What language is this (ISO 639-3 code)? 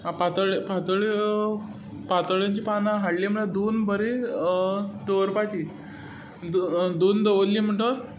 kok